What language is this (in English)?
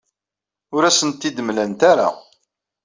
Kabyle